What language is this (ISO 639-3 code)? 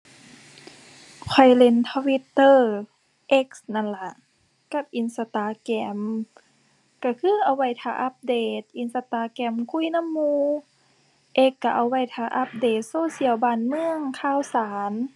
tha